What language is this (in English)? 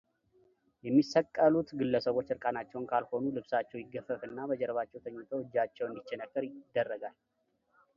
Amharic